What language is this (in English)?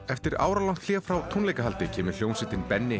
Icelandic